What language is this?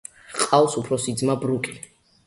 Georgian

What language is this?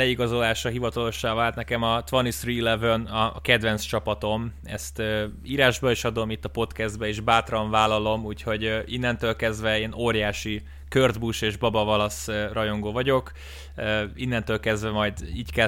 Hungarian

